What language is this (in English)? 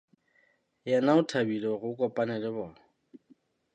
Southern Sotho